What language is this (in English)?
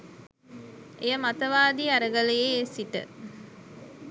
Sinhala